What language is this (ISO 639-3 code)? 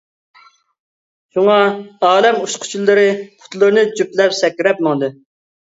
uig